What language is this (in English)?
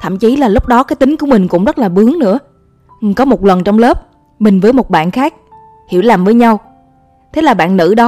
Vietnamese